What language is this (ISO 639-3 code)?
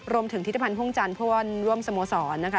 tha